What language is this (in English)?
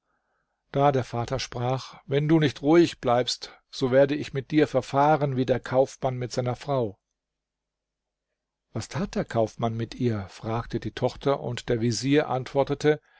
German